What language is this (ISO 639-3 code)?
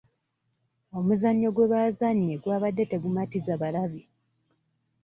lug